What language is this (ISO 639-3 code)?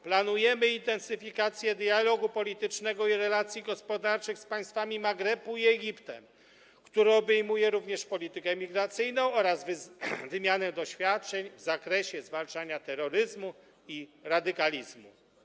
pol